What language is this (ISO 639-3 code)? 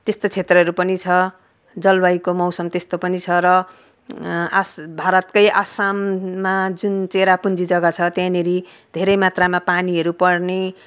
nep